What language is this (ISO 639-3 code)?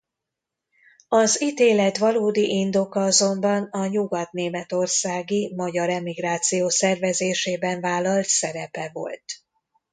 hun